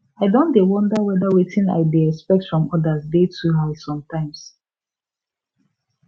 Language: Nigerian Pidgin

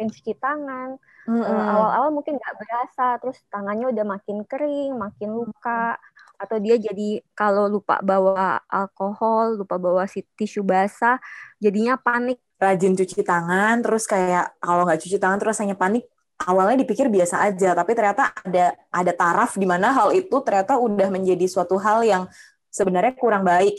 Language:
Indonesian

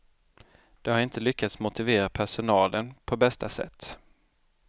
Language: Swedish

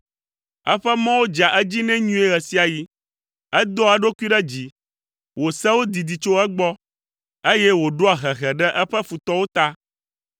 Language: Ewe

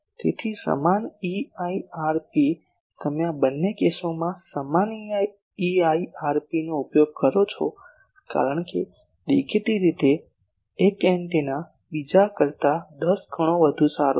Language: Gujarati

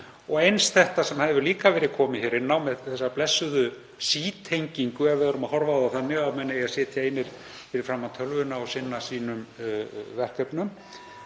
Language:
Icelandic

